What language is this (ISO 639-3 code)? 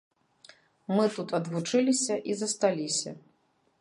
bel